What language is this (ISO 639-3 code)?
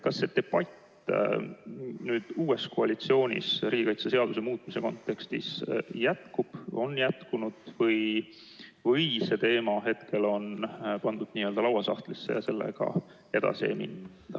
est